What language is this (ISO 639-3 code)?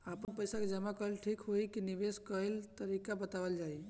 bho